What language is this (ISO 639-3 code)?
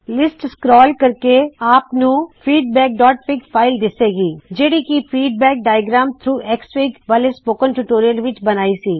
pan